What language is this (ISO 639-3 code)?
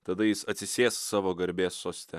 lit